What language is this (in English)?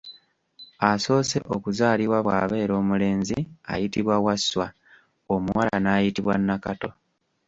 Ganda